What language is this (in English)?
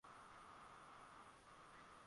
Swahili